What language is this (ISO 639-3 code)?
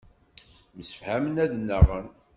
kab